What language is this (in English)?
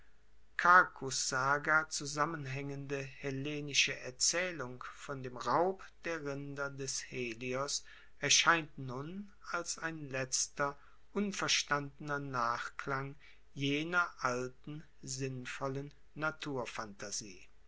German